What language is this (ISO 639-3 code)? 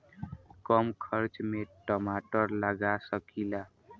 bho